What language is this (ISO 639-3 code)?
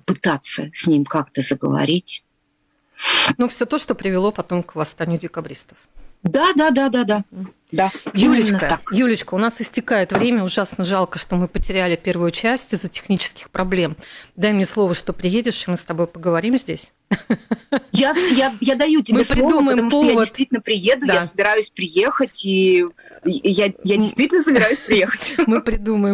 rus